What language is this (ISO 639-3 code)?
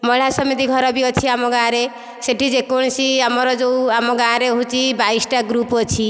ori